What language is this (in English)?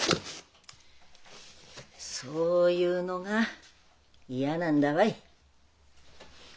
Japanese